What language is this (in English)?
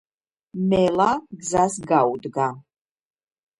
Georgian